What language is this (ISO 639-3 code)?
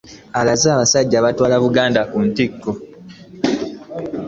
lug